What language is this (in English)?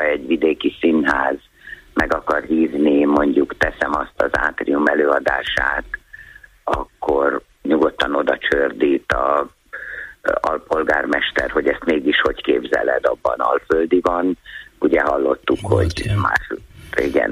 Hungarian